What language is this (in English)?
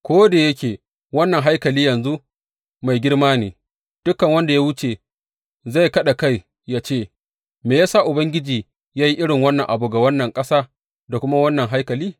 Hausa